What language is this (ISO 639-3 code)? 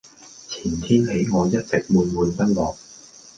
yue